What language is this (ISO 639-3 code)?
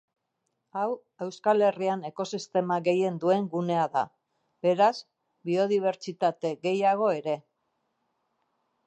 eus